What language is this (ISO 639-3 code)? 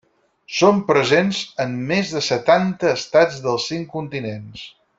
cat